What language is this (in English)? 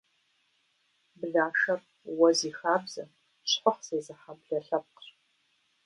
Kabardian